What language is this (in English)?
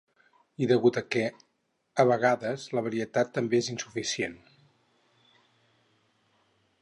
Catalan